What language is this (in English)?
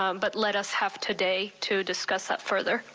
English